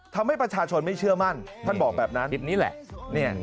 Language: Thai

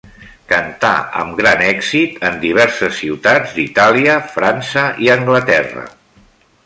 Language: Catalan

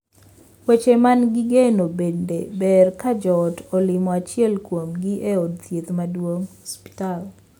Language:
Luo (Kenya and Tanzania)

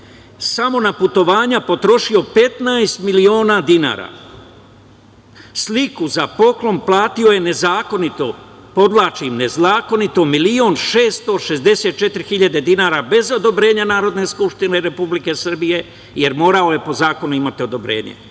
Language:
Serbian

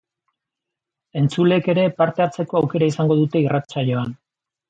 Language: Basque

